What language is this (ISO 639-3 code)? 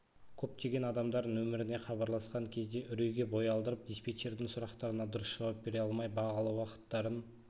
kaz